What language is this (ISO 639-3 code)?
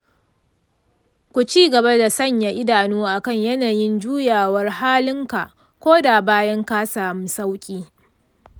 hau